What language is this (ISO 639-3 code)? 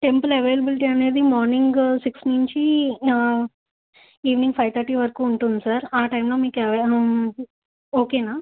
tel